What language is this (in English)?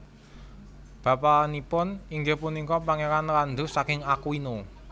Javanese